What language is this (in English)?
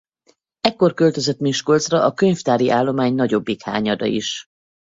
Hungarian